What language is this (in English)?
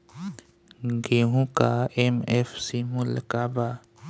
Bhojpuri